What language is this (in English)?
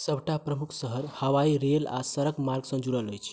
Maithili